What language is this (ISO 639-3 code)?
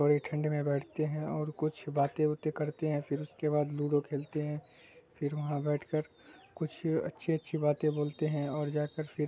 urd